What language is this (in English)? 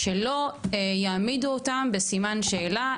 Hebrew